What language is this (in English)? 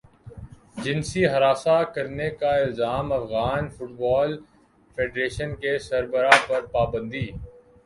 Urdu